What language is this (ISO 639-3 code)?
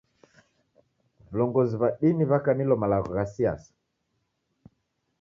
dav